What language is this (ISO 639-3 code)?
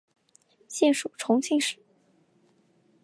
zho